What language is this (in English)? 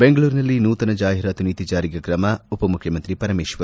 Kannada